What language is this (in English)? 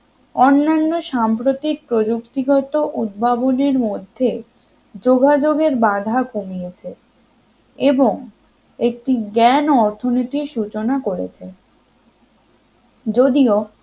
Bangla